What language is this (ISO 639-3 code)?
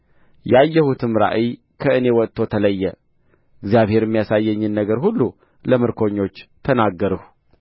amh